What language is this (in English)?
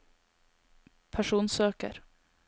Norwegian